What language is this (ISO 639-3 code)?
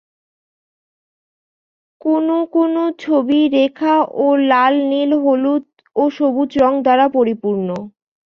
ben